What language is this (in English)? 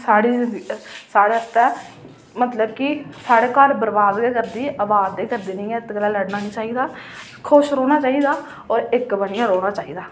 Dogri